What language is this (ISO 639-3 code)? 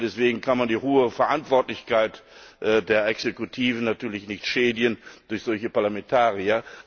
deu